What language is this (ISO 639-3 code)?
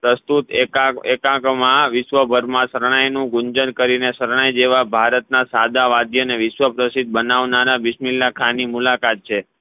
guj